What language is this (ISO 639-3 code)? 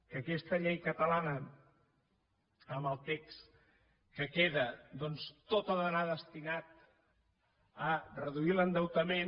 cat